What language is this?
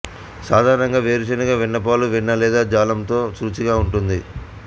Telugu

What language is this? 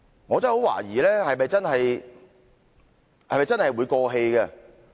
Cantonese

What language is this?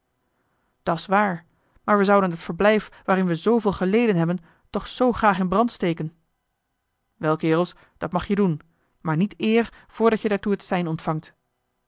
Dutch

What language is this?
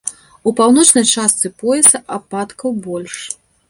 Belarusian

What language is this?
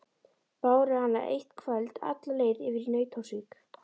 Icelandic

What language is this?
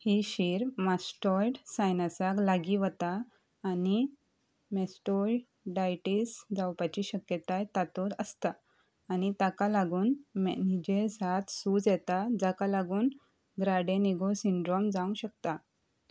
Konkani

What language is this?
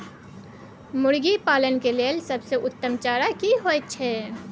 Maithili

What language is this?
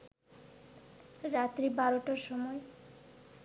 Bangla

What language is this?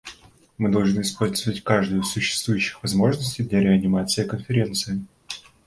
Russian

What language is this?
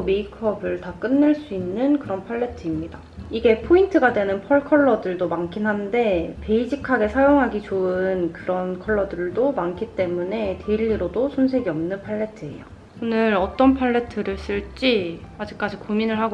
Korean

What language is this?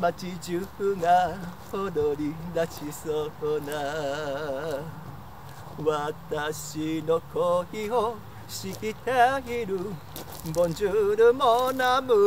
Japanese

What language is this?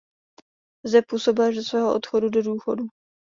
Czech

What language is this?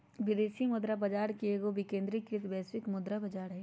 Magahi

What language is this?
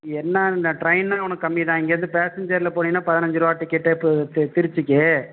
Tamil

